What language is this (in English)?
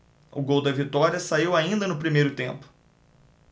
Portuguese